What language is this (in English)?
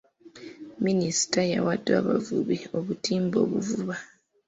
Ganda